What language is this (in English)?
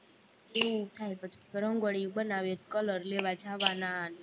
Gujarati